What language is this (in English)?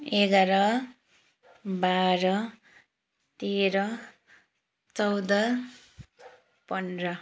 Nepali